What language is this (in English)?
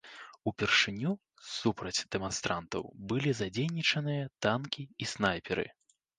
Belarusian